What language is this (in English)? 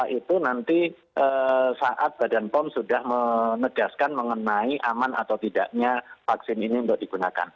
Indonesian